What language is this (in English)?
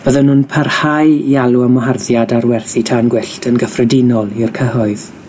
Welsh